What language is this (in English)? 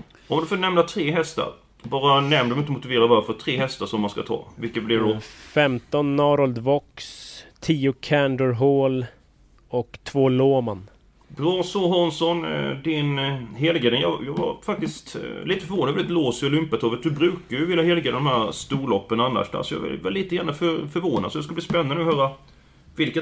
Swedish